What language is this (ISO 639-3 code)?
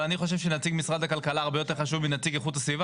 heb